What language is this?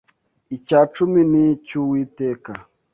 Kinyarwanda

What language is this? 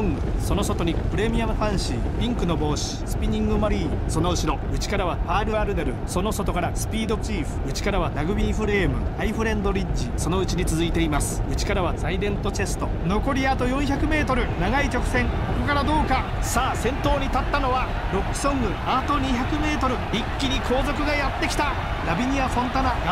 Japanese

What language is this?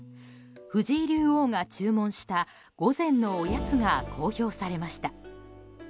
Japanese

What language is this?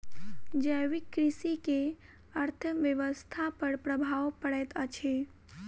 Maithili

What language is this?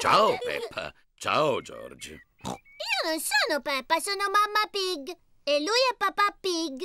Italian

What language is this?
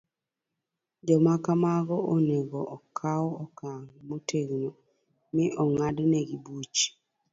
Luo (Kenya and Tanzania)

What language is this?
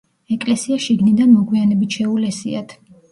Georgian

